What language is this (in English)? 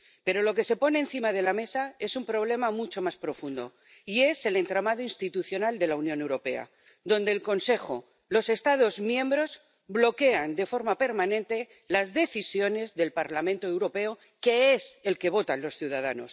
Spanish